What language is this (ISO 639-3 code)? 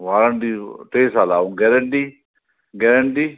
snd